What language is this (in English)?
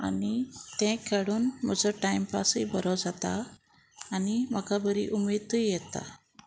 Konkani